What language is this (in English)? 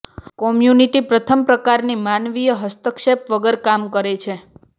Gujarati